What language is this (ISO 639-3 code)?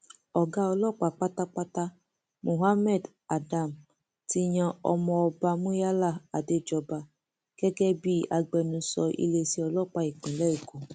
yor